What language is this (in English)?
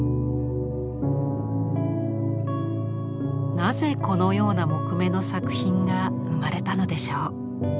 Japanese